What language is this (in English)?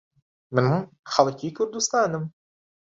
Central Kurdish